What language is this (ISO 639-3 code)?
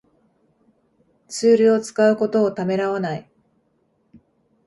jpn